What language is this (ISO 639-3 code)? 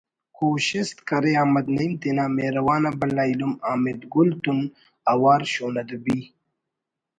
brh